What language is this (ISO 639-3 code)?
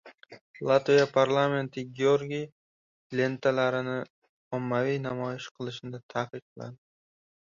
uzb